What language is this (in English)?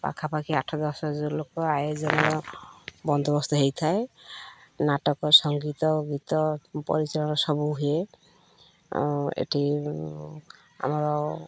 Odia